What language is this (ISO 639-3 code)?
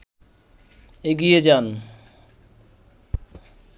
ben